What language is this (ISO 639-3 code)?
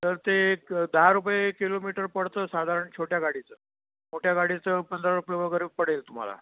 mar